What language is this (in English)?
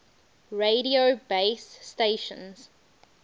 English